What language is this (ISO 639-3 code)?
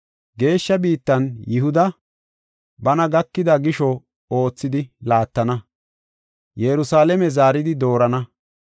gof